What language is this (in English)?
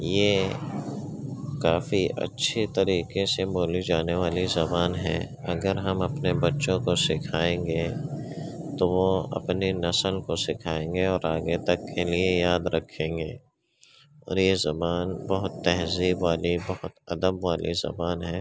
Urdu